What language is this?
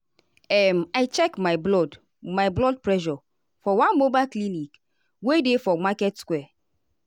Nigerian Pidgin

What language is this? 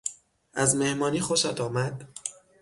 Persian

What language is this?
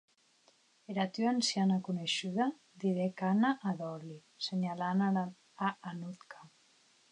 Occitan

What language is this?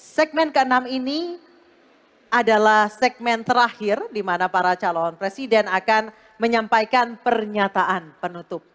Indonesian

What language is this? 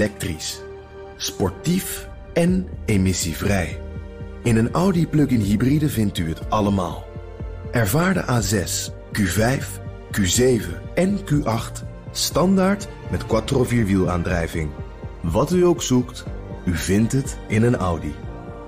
Dutch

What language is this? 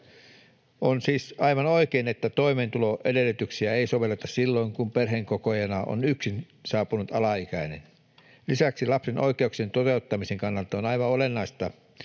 Finnish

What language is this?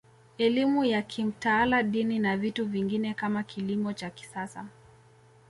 Swahili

